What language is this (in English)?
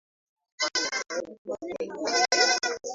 Swahili